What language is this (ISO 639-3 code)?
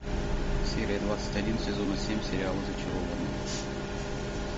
rus